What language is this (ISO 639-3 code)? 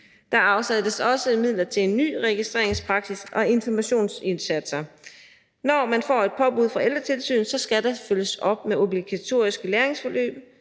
dan